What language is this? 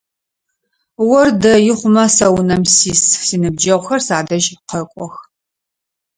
Adyghe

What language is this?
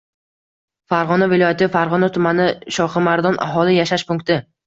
Uzbek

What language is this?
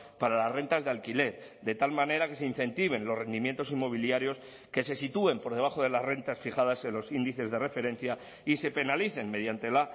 Spanish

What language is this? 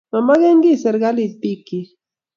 Kalenjin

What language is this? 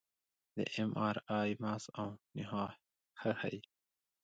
Pashto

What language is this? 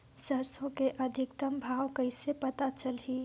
Chhattisgarhi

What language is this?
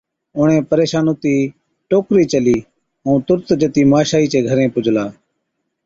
Od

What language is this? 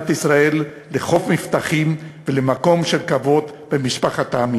Hebrew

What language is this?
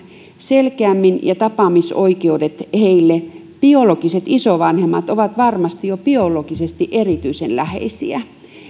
Finnish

